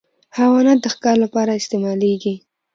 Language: Pashto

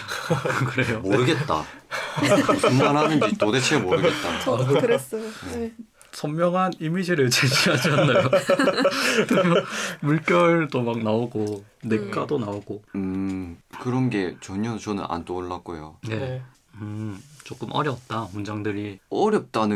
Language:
Korean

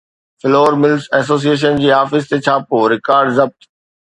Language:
Sindhi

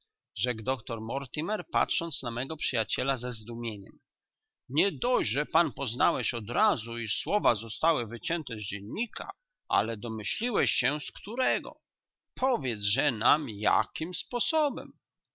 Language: Polish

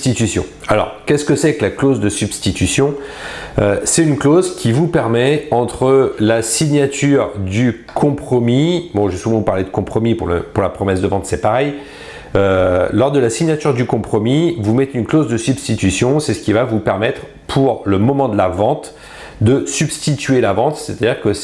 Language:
French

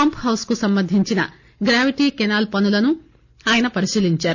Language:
Telugu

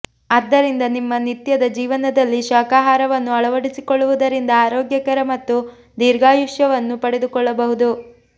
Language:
Kannada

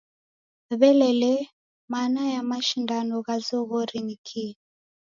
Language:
Taita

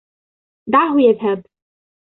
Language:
Arabic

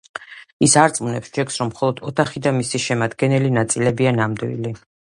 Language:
Georgian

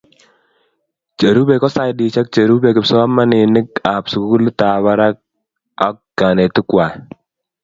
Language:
Kalenjin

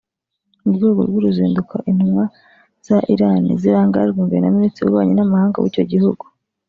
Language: Kinyarwanda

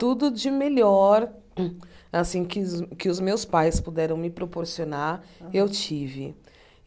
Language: Portuguese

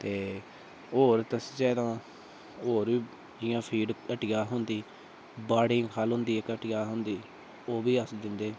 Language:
Dogri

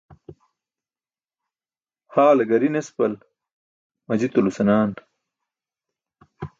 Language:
Burushaski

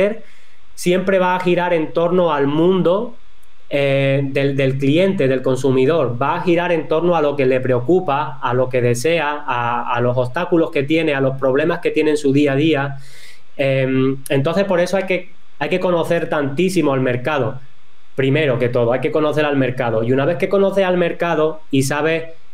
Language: Spanish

